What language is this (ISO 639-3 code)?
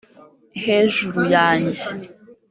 kin